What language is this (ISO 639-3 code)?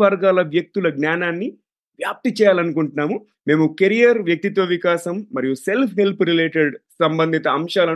tel